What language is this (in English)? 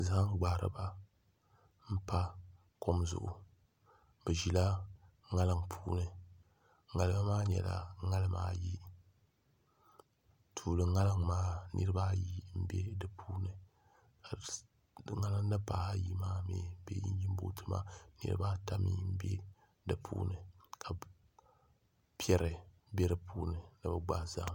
Dagbani